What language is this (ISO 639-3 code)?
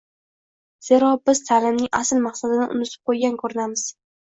uzb